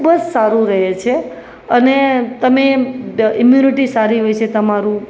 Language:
Gujarati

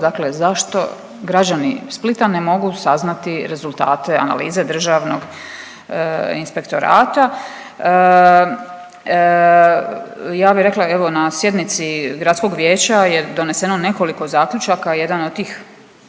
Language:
Croatian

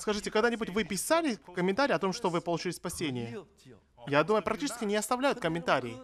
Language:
Russian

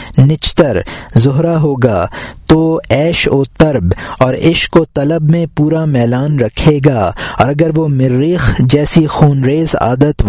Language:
Urdu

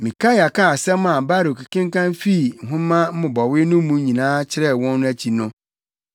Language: Akan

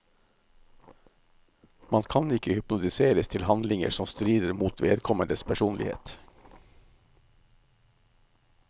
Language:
Norwegian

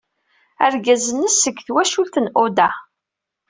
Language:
Kabyle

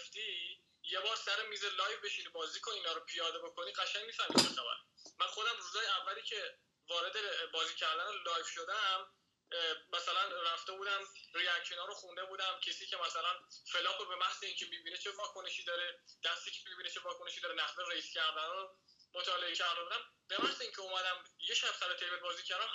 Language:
Persian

